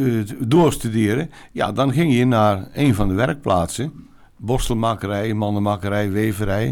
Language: Dutch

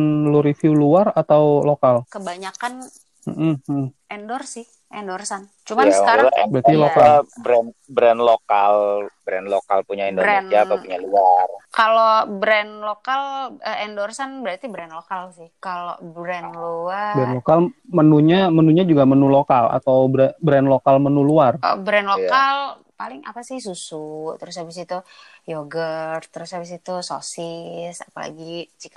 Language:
Indonesian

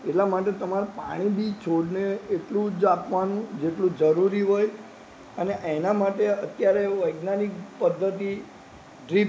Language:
Gujarati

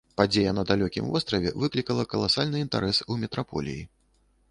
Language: Belarusian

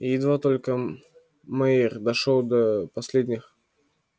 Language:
Russian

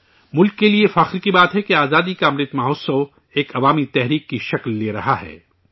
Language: Urdu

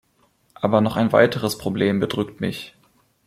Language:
German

